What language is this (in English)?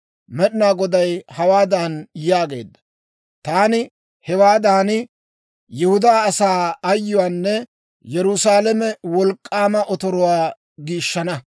Dawro